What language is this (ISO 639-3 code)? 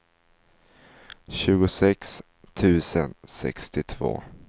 swe